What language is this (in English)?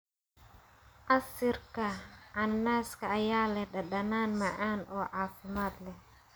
Somali